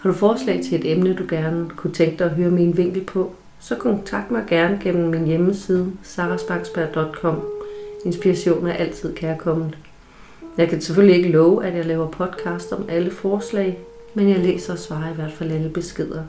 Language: Danish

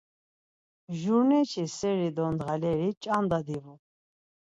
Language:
Laz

